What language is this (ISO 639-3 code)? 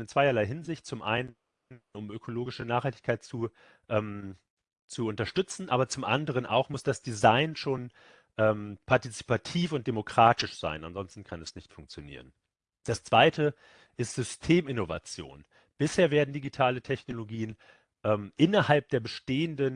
deu